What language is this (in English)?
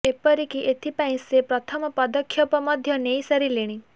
Odia